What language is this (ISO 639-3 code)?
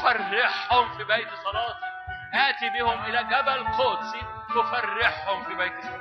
ara